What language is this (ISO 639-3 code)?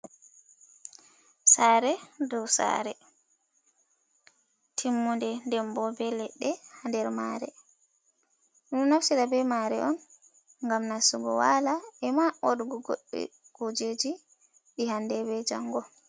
ful